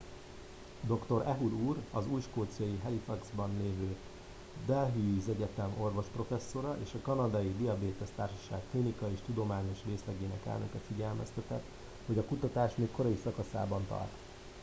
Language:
Hungarian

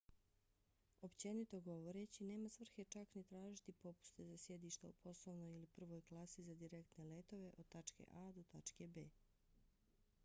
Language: Bosnian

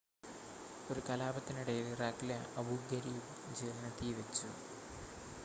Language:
Malayalam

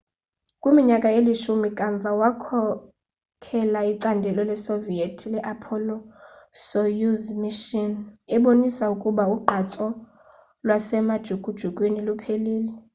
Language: Xhosa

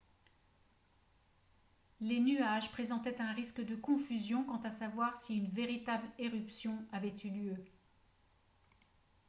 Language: French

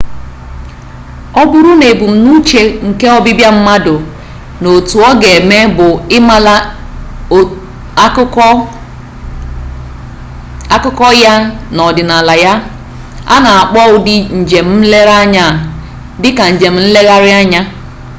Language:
Igbo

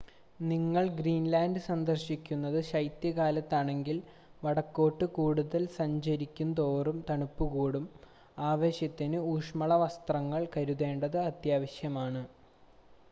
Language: Malayalam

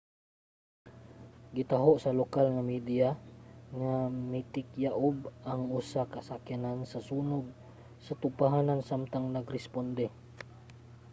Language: Cebuano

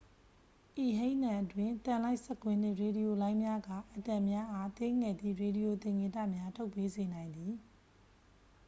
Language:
Burmese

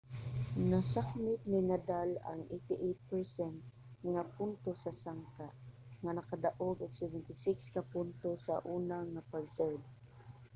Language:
Cebuano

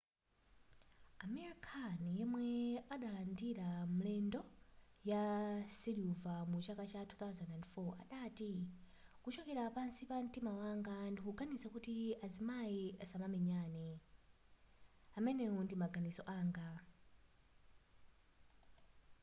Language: Nyanja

